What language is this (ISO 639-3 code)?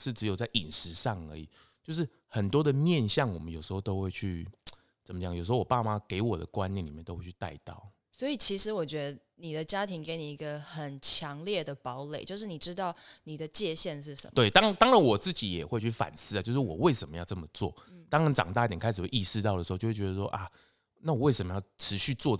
zho